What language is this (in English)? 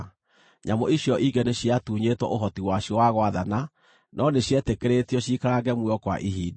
Kikuyu